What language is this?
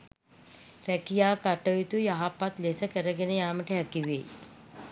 Sinhala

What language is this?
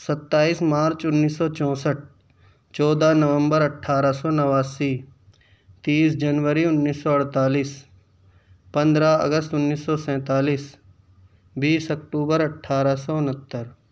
Urdu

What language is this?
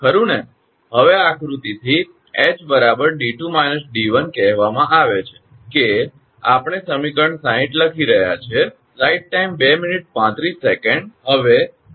Gujarati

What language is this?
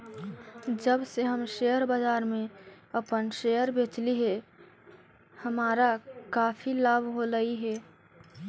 Magahi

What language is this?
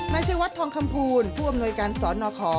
Thai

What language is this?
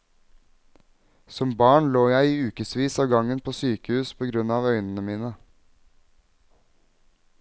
Norwegian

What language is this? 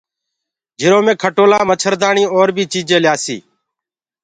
Gurgula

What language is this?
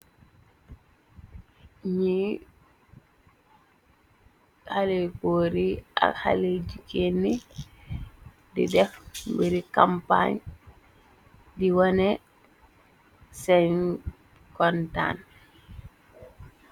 Wolof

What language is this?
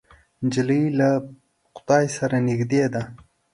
Pashto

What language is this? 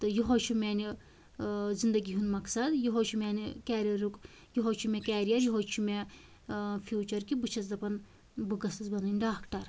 Kashmiri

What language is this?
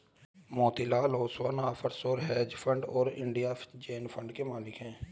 Hindi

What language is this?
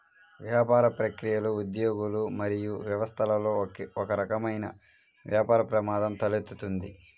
Telugu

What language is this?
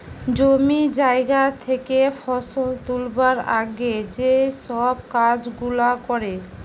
Bangla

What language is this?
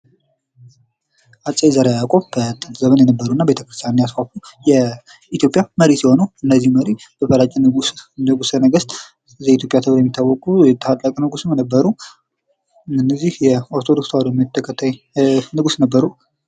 Amharic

